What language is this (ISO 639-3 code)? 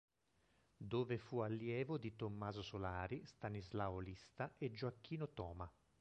ita